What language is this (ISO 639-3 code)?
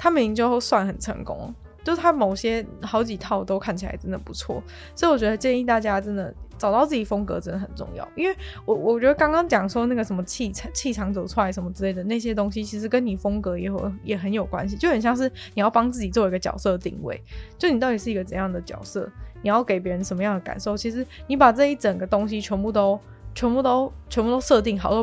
zho